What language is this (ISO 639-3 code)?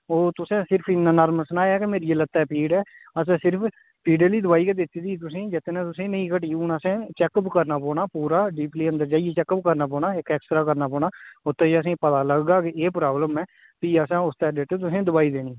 doi